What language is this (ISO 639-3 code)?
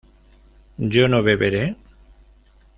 spa